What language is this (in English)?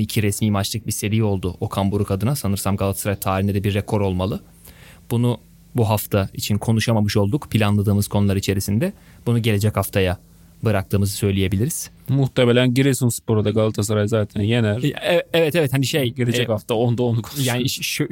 Turkish